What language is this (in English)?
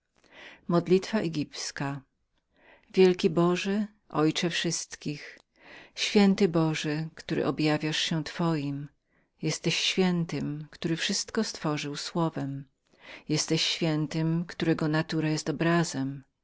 Polish